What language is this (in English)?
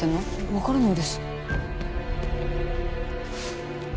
Japanese